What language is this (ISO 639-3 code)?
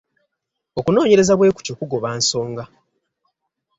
lug